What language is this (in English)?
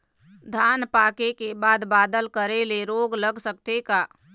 Chhattisgarhi